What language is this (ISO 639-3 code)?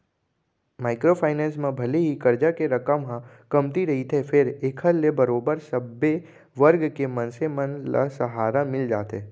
hne